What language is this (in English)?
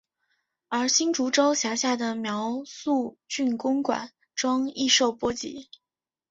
Chinese